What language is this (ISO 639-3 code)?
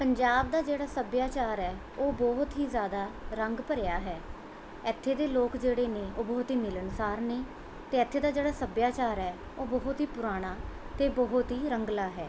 pan